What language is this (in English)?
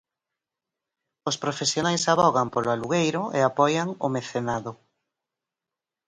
Galician